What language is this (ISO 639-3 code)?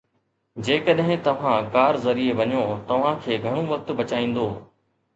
snd